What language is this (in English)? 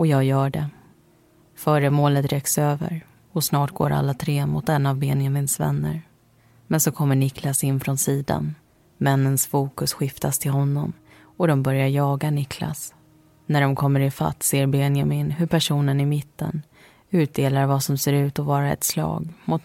Swedish